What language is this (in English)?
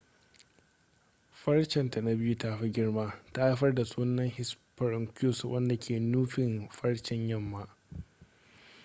Hausa